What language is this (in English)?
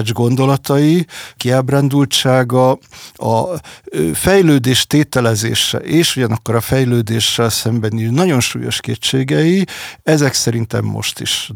Hungarian